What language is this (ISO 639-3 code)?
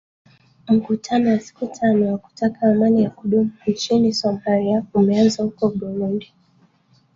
swa